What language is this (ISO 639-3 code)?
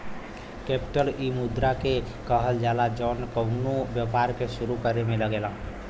bho